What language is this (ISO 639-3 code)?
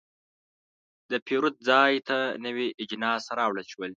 pus